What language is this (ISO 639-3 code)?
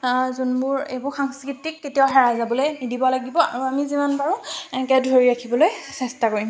asm